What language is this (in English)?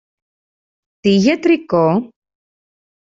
Greek